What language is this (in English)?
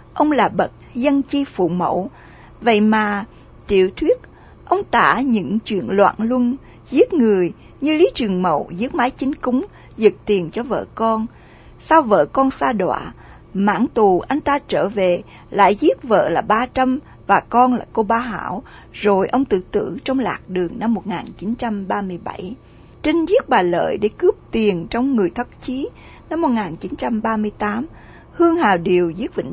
Vietnamese